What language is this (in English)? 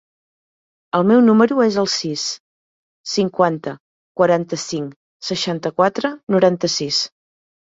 Catalan